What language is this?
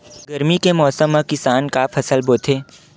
Chhattisgarhi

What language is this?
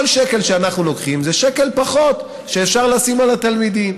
Hebrew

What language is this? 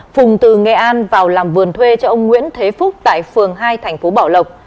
Vietnamese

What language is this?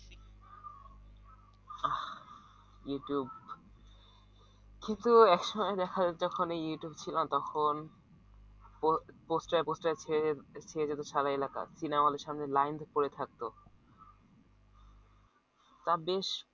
Bangla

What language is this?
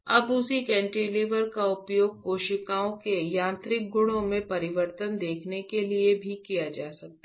Hindi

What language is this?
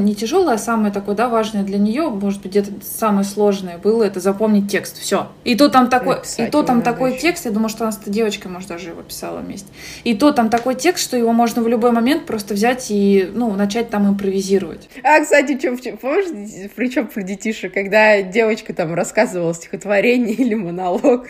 Russian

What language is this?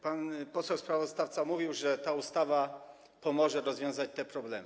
Polish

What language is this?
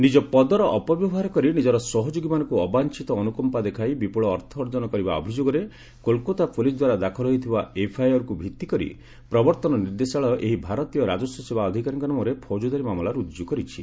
Odia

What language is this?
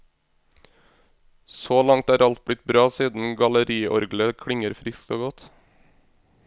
Norwegian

